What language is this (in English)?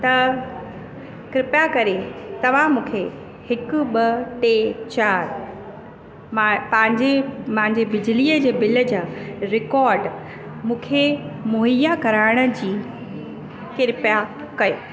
Sindhi